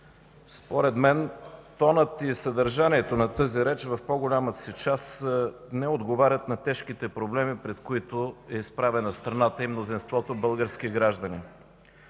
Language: Bulgarian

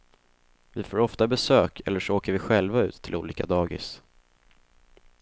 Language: Swedish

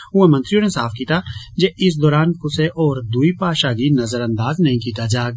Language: Dogri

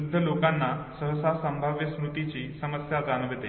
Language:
Marathi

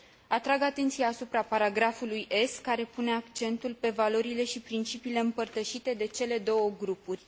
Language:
Romanian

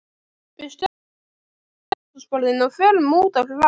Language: Icelandic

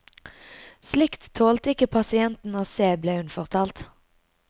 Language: Norwegian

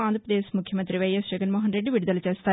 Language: Telugu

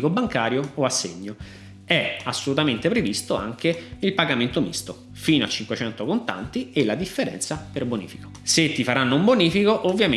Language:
Italian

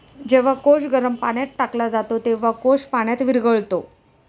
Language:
Marathi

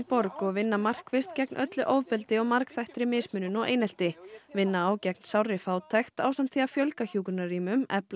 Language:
Icelandic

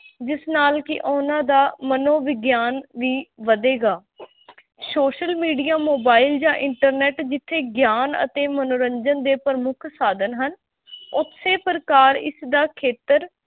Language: Punjabi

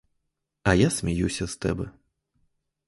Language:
Ukrainian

